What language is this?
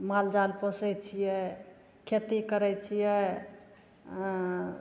Maithili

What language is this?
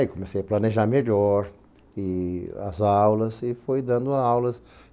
Portuguese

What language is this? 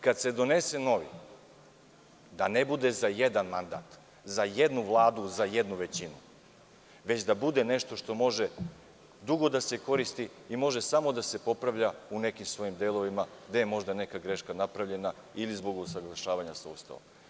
Serbian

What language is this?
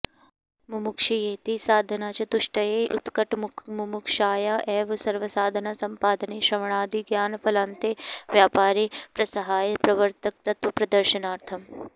Sanskrit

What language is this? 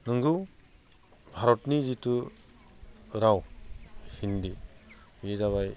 Bodo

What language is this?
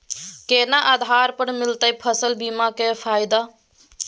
Maithili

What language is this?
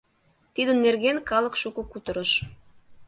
Mari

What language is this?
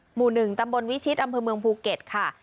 Thai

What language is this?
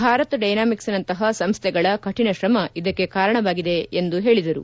Kannada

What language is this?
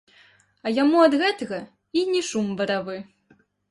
Belarusian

